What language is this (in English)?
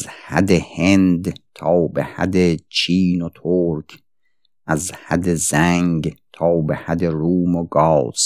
Persian